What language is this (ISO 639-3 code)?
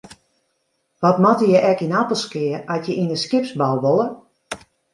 fry